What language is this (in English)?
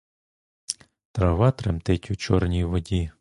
Ukrainian